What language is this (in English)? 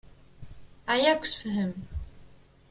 Kabyle